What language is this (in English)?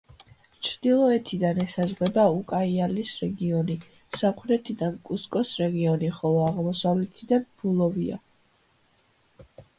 Georgian